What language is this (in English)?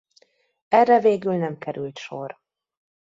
Hungarian